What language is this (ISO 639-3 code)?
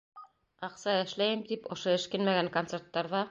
bak